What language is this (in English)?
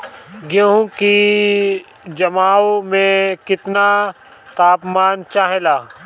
Bhojpuri